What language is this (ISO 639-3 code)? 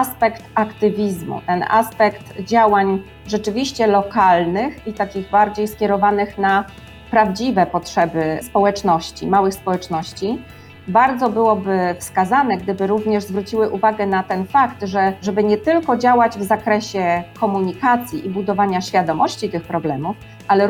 pol